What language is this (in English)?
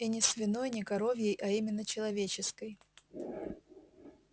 Russian